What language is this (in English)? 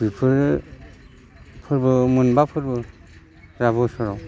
Bodo